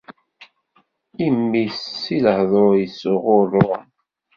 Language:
Kabyle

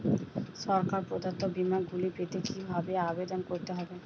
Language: Bangla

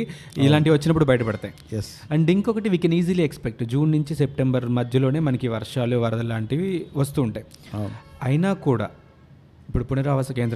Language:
Telugu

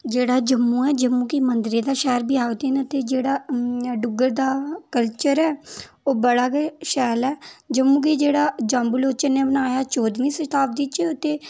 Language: Dogri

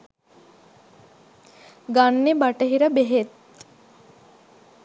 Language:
Sinhala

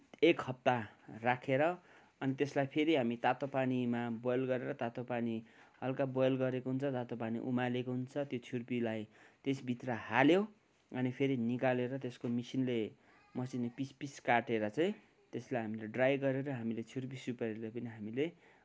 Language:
Nepali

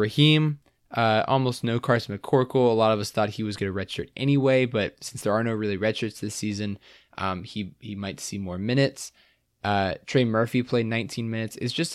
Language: English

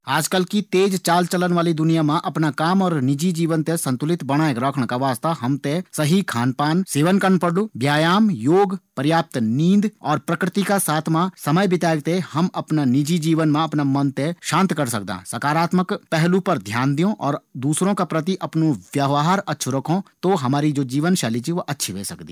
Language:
Garhwali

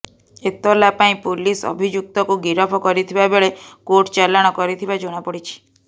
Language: Odia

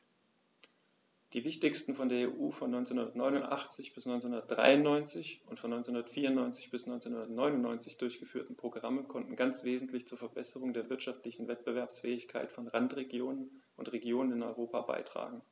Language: German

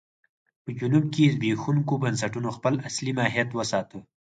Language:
Pashto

